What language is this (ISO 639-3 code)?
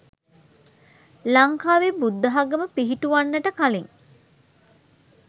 sin